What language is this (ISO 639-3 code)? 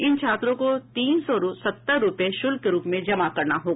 hin